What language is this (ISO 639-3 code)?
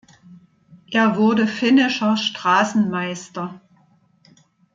deu